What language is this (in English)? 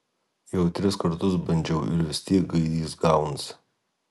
Lithuanian